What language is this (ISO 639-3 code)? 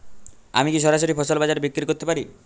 ben